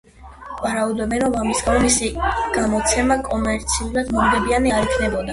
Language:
Georgian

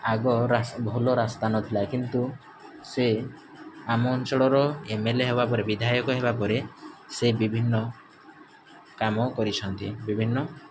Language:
Odia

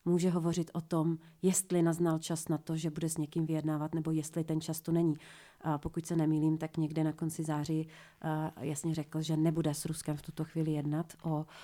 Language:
Czech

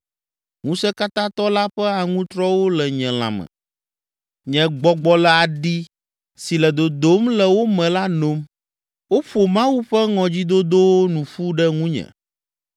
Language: Ewe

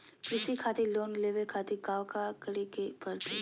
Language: Magahi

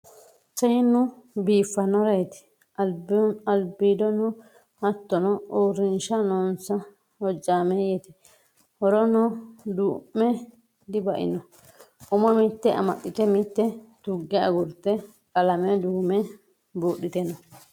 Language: Sidamo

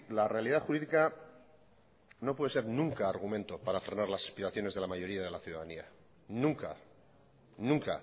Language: Spanish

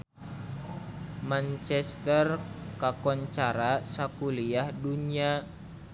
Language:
Sundanese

